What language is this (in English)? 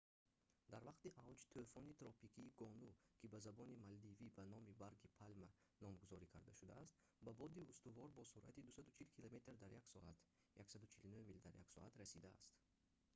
Tajik